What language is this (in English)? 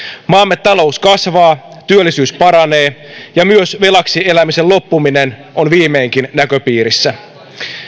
Finnish